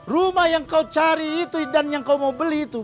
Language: Indonesian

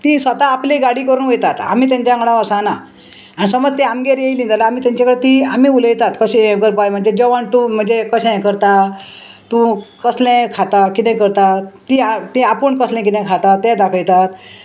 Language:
Konkani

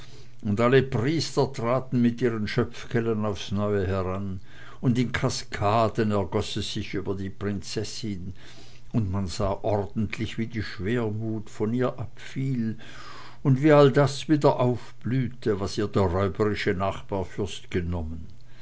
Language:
German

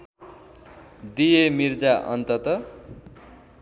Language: Nepali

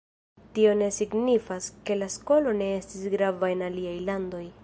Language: Esperanto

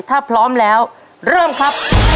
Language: Thai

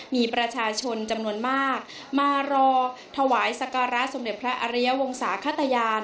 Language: Thai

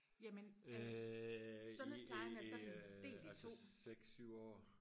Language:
Danish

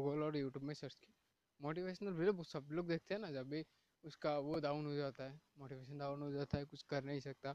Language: Hindi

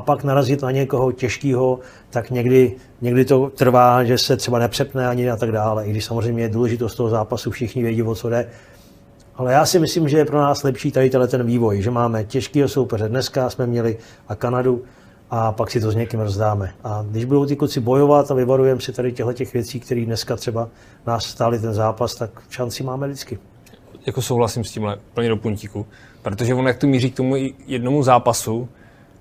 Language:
Czech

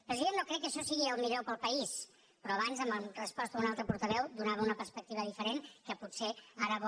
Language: Catalan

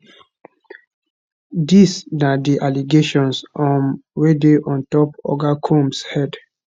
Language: Nigerian Pidgin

